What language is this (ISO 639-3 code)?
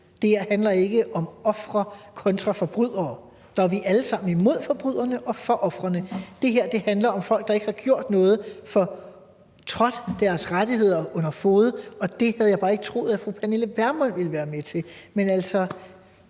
dan